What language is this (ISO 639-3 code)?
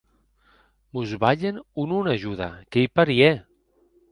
oci